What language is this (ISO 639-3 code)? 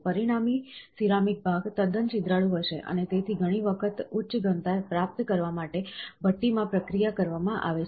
guj